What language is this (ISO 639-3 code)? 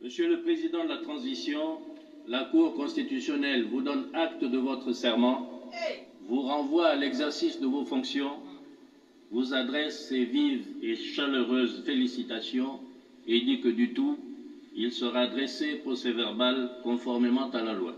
fra